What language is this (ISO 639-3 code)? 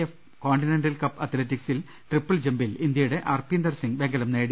mal